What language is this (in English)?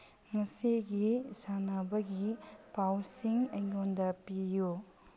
Manipuri